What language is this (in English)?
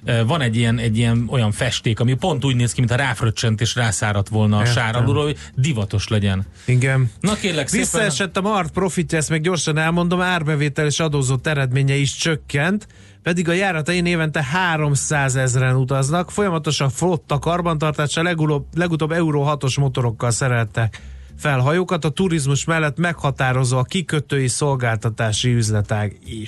Hungarian